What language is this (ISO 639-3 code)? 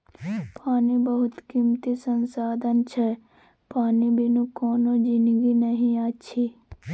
mai